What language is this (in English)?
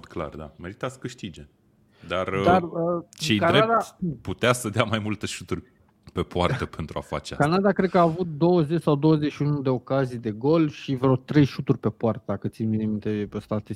Romanian